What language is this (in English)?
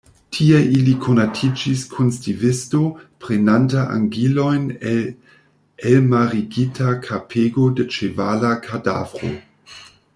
Esperanto